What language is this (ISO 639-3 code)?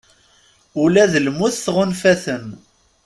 kab